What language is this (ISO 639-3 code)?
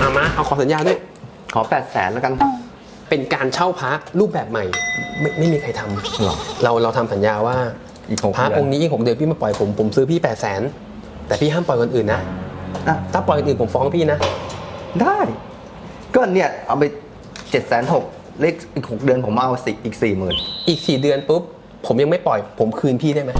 tha